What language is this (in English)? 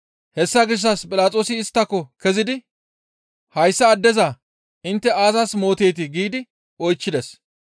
Gamo